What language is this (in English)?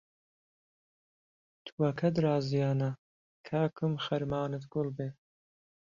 Central Kurdish